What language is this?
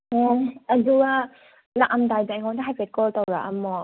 Manipuri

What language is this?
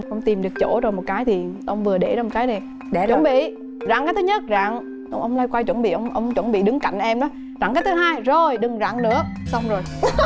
Vietnamese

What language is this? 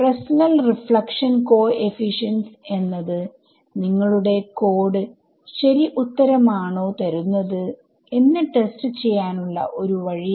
Malayalam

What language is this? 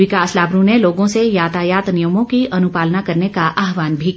Hindi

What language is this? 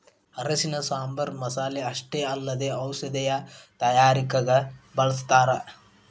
Kannada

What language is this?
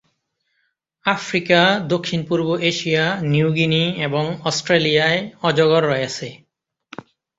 Bangla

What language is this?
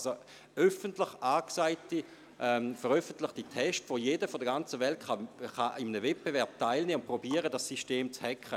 Swiss German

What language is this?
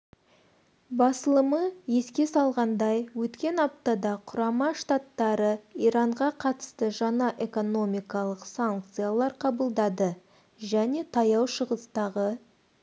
Kazakh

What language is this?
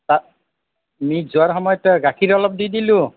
Assamese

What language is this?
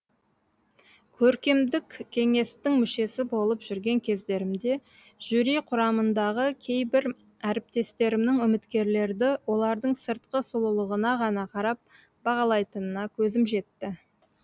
Kazakh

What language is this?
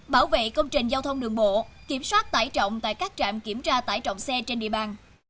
Vietnamese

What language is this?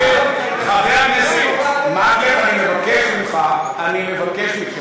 Hebrew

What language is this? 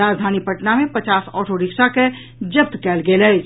Maithili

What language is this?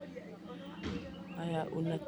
Kikuyu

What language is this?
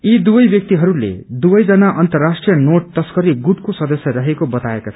Nepali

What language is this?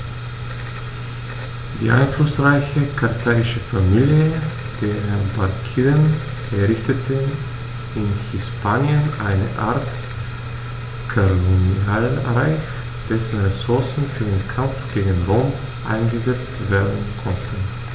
German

